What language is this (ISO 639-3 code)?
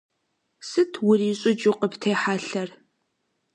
kbd